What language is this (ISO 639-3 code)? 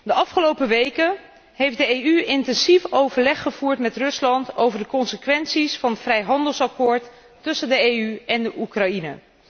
nld